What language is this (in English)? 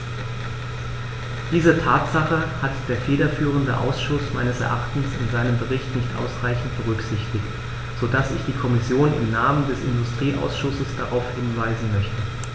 German